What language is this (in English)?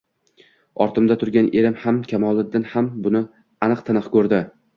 Uzbek